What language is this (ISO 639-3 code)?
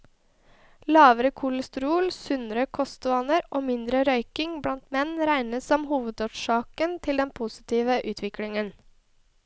nor